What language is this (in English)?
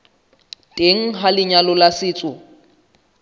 Southern Sotho